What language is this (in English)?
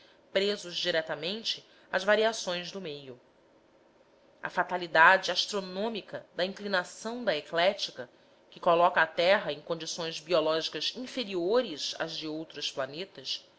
Portuguese